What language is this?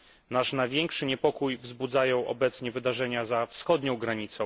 Polish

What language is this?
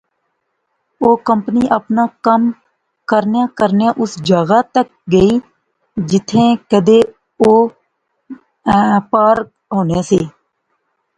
Pahari-Potwari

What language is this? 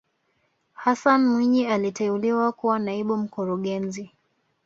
Swahili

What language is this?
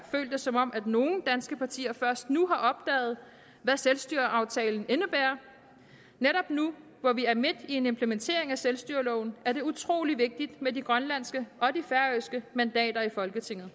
Danish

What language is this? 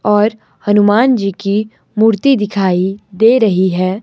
Hindi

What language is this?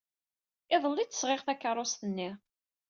Kabyle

